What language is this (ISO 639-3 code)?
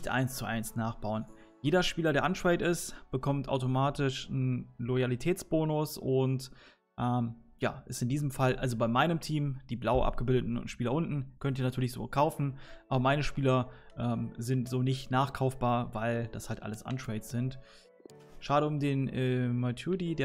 deu